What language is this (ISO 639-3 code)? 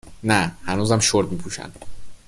fas